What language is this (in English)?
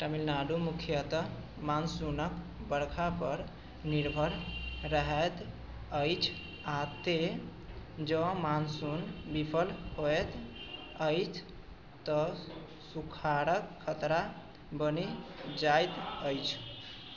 Maithili